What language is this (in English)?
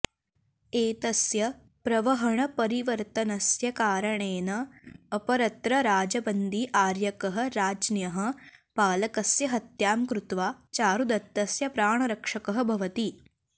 Sanskrit